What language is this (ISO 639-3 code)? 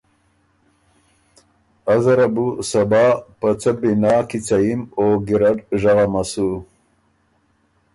oru